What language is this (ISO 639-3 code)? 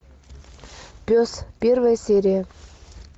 rus